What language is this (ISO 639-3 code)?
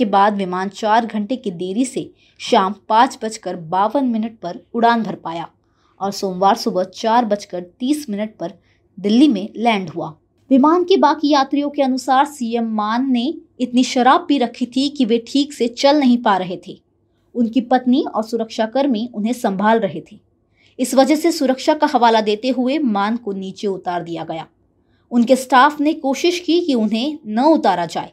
hin